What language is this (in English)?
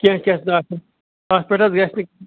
Kashmiri